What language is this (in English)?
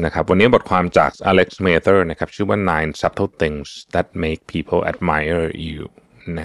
Thai